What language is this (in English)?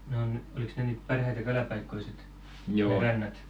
Finnish